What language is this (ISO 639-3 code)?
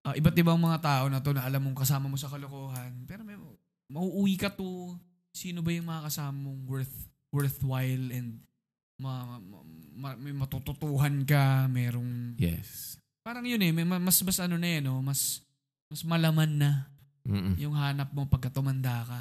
fil